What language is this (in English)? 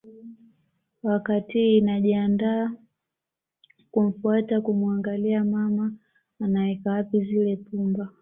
Swahili